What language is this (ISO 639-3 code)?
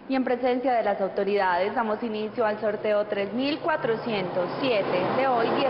spa